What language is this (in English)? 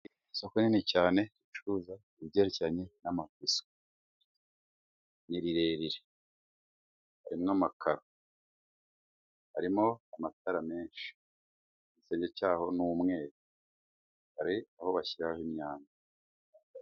Kinyarwanda